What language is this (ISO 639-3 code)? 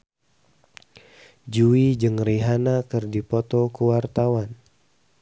sun